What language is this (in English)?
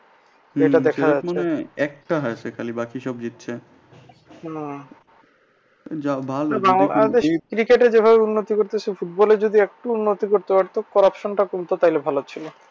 Bangla